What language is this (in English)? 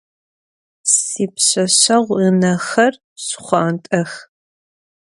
Adyghe